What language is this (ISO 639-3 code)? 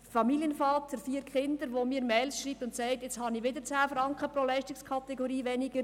gsw